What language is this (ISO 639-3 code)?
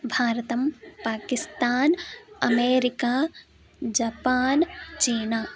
san